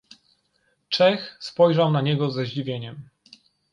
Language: Polish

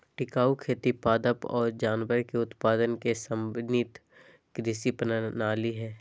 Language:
Magahi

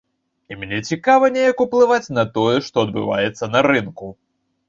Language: Belarusian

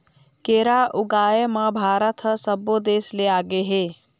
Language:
Chhattisgarhi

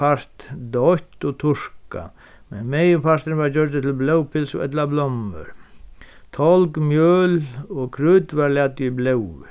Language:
Faroese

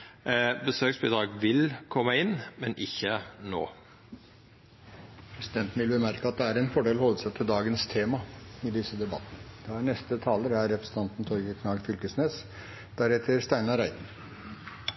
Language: Norwegian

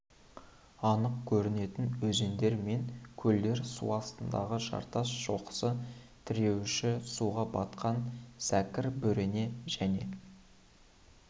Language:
Kazakh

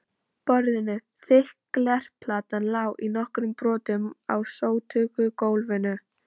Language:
Icelandic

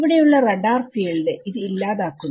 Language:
Malayalam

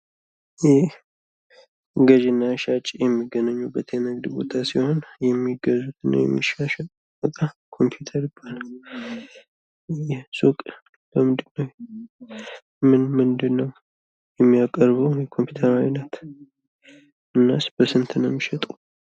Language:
Amharic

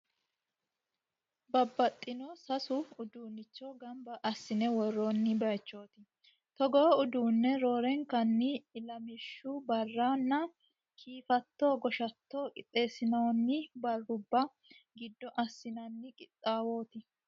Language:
Sidamo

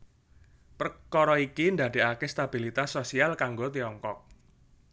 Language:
Javanese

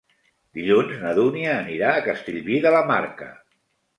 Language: Catalan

